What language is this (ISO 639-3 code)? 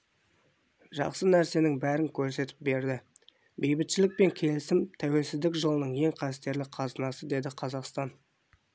kaz